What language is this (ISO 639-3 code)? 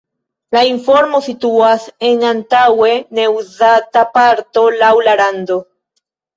epo